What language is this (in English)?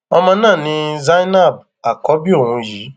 Yoruba